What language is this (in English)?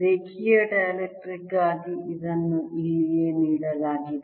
Kannada